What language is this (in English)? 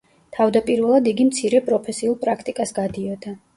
Georgian